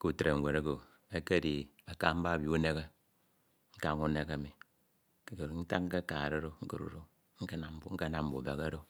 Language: Ito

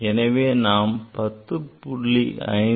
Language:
Tamil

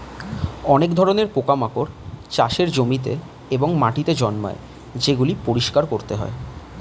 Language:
Bangla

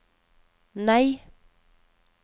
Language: Norwegian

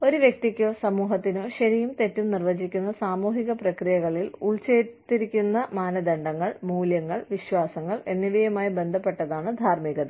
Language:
Malayalam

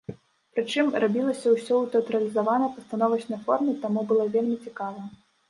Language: Belarusian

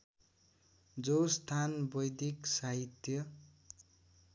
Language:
Nepali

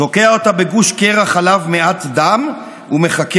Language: Hebrew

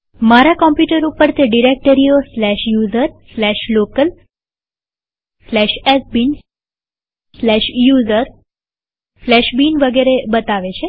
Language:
Gujarati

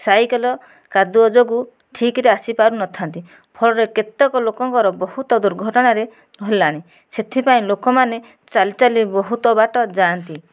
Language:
Odia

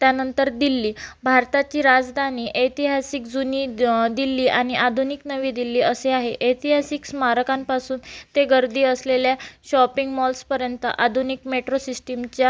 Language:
Marathi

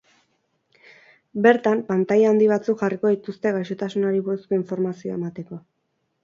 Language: Basque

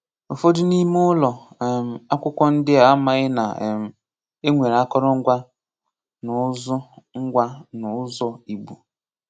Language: Igbo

